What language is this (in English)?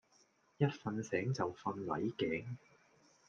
Cantonese